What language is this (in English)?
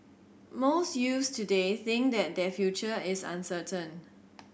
English